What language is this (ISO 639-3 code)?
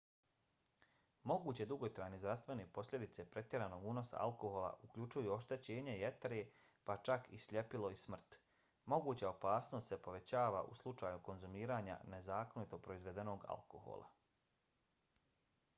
bos